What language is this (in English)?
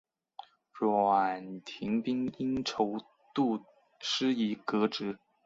Chinese